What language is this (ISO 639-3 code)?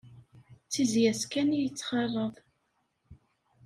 kab